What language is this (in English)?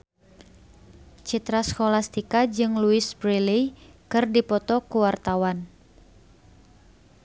Sundanese